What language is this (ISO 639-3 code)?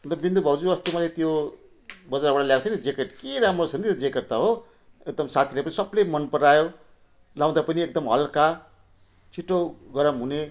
nep